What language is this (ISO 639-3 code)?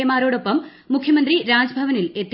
mal